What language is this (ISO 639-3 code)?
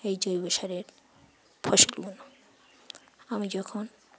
ben